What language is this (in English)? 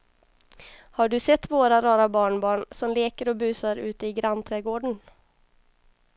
Swedish